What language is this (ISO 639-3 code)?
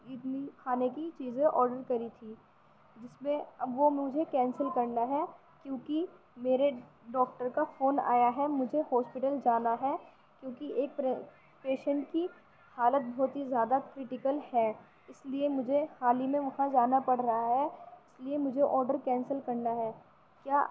urd